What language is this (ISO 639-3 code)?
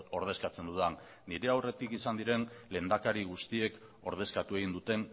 eus